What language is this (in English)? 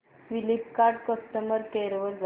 Marathi